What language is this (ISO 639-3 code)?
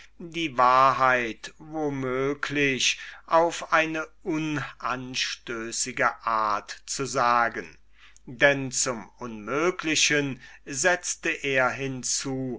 deu